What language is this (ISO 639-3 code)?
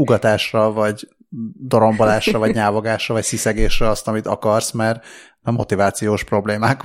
hun